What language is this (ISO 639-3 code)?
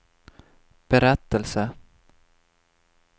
swe